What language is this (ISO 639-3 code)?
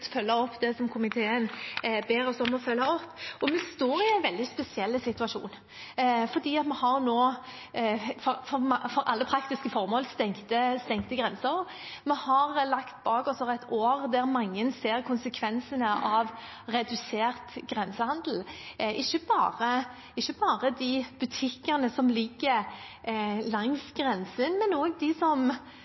nob